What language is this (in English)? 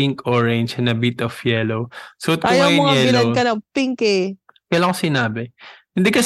Filipino